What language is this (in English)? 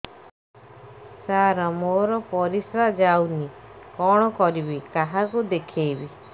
Odia